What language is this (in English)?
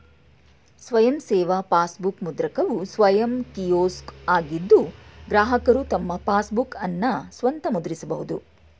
Kannada